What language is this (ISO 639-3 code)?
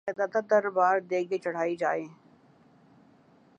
urd